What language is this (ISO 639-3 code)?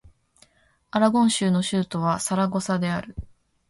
jpn